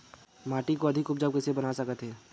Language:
Chhattisgarhi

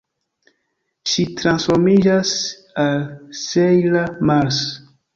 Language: Esperanto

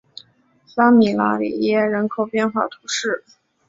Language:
Chinese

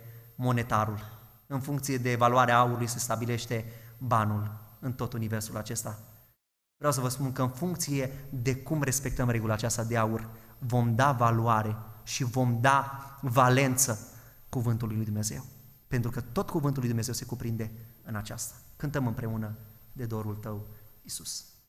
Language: Romanian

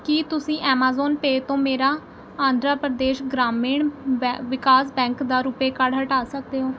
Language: Punjabi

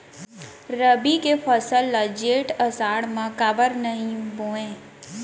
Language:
Chhattisgarhi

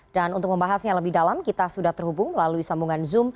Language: Indonesian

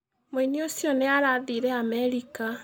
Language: Kikuyu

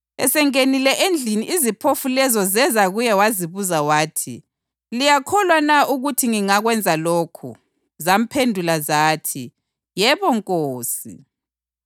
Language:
North Ndebele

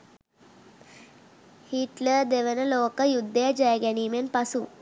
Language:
Sinhala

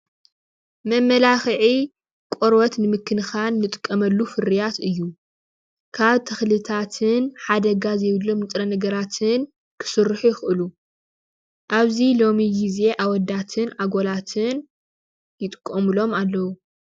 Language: Tigrinya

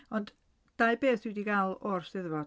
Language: Welsh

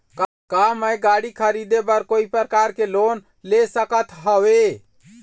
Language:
Chhattisgarhi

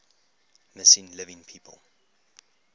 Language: English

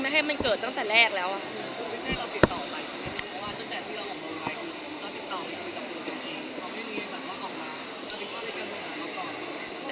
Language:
Thai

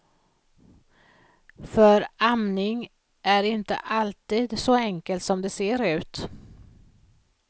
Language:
Swedish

